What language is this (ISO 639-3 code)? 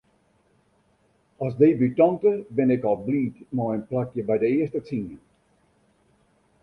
fry